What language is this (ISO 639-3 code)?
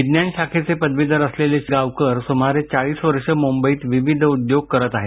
mar